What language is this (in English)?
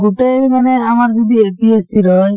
Assamese